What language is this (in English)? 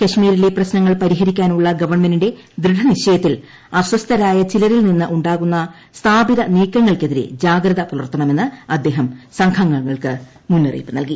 Malayalam